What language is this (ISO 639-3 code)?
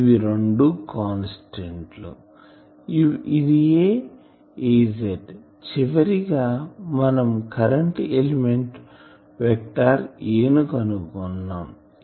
tel